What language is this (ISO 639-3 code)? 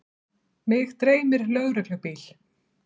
isl